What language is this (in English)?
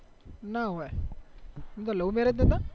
Gujarati